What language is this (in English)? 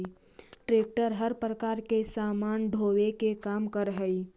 Magahi